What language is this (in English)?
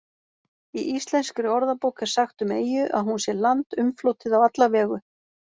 Icelandic